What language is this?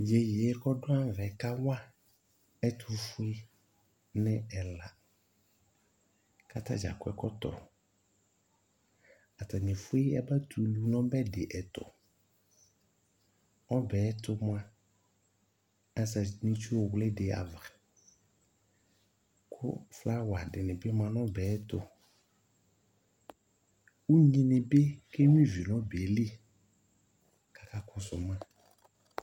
Ikposo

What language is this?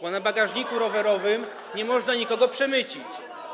Polish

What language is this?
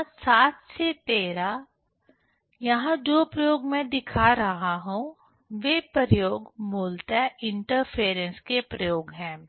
Hindi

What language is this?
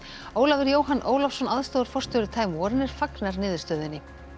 Icelandic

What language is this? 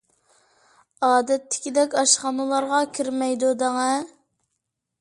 Uyghur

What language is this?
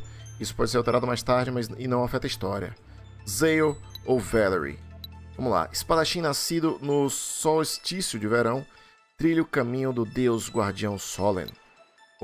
Portuguese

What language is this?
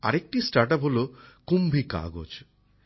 Bangla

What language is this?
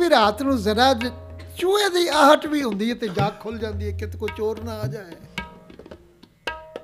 Punjabi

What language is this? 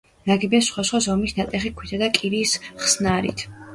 Georgian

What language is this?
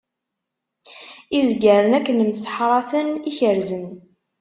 Kabyle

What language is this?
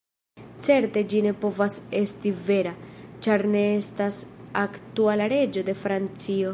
Esperanto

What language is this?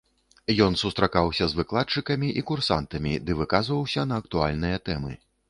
Belarusian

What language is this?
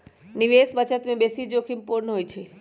Magahi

